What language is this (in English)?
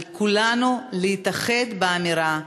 Hebrew